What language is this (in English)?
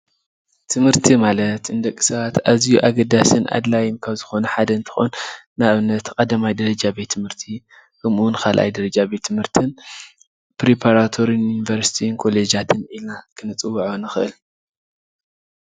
Tigrinya